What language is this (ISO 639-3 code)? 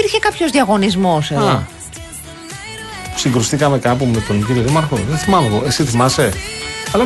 ell